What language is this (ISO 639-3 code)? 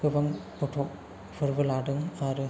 brx